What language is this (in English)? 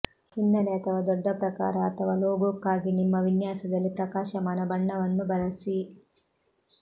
Kannada